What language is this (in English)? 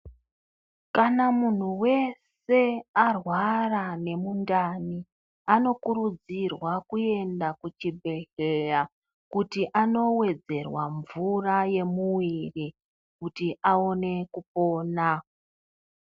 Ndau